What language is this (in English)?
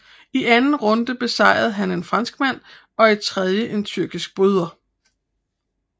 Danish